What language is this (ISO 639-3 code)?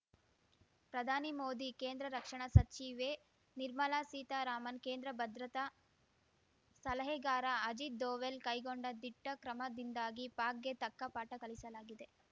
kan